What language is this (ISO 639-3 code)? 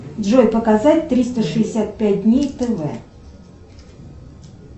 rus